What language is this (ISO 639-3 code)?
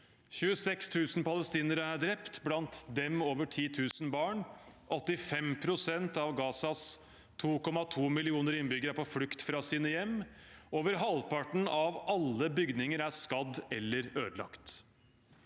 nor